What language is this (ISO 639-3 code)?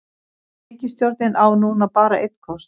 isl